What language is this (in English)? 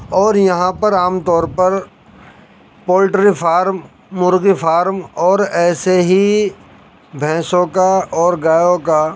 Urdu